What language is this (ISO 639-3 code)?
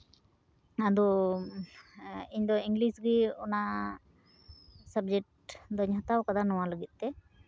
sat